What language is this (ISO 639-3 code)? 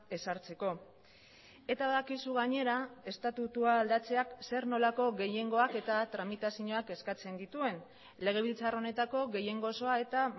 eus